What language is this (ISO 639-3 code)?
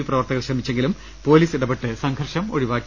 mal